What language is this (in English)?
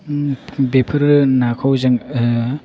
Bodo